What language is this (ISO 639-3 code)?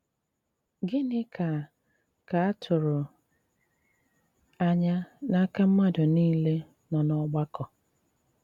ibo